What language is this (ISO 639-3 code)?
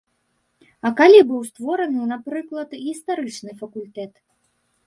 bel